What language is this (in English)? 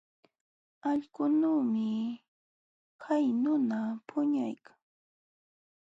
Jauja Wanca Quechua